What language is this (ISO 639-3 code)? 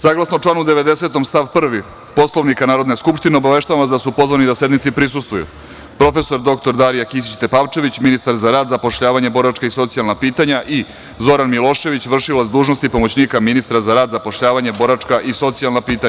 srp